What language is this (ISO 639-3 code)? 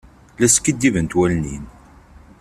kab